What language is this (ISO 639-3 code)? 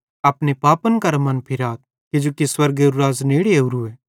bhd